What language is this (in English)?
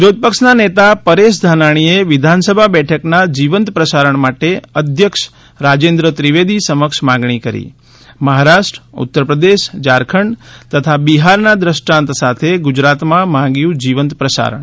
Gujarati